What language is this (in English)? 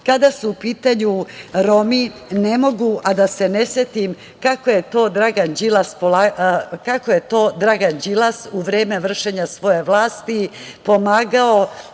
Serbian